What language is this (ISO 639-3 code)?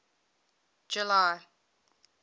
eng